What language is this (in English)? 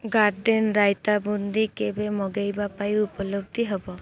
Odia